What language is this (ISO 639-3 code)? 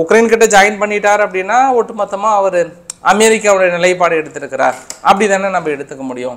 kor